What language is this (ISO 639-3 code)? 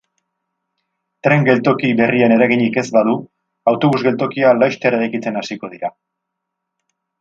eus